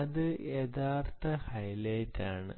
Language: Malayalam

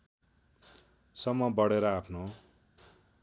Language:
Nepali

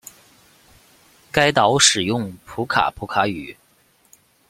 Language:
Chinese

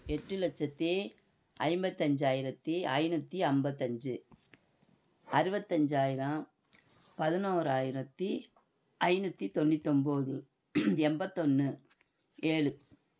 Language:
Tamil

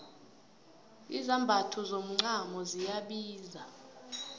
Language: South Ndebele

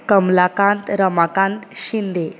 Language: Konkani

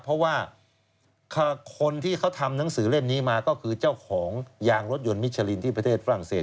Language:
Thai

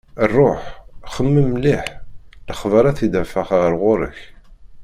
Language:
Kabyle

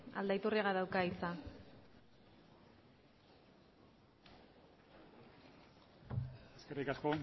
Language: Basque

